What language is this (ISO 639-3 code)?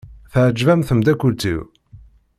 kab